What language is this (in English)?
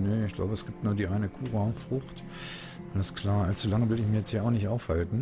German